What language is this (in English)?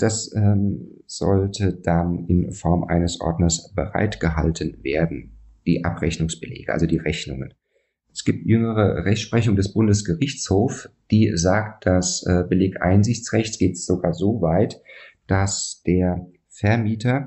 German